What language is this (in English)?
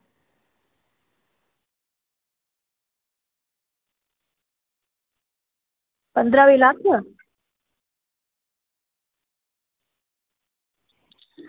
Dogri